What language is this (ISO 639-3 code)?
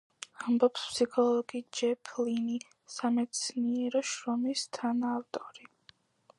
kat